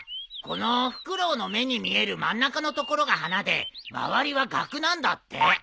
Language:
Japanese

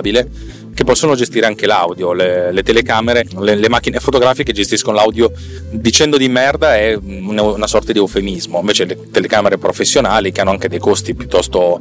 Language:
Italian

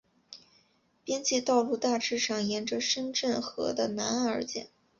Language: Chinese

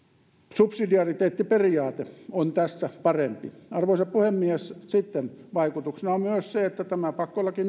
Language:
Finnish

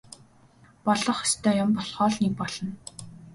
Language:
Mongolian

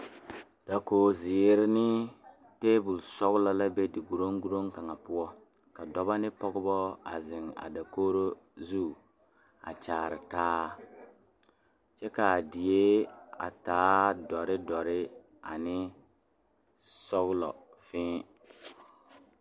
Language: Southern Dagaare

